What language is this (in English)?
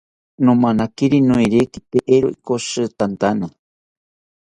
South Ucayali Ashéninka